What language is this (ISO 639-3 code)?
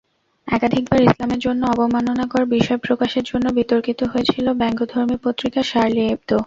ben